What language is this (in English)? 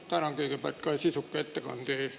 Estonian